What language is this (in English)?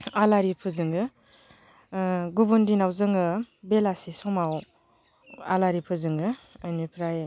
Bodo